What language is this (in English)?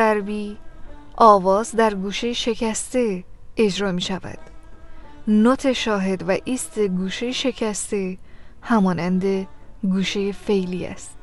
Persian